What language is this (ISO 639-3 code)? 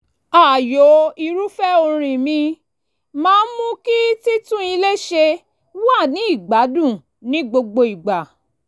yor